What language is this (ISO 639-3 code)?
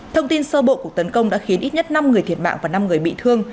vie